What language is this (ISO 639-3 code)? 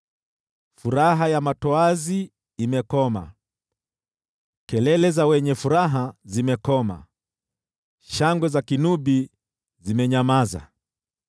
swa